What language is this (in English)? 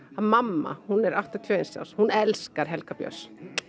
Icelandic